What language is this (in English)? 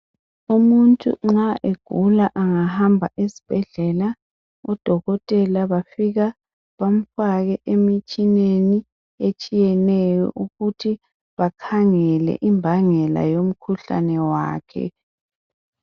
North Ndebele